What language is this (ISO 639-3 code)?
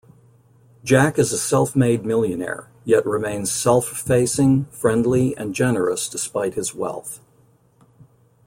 eng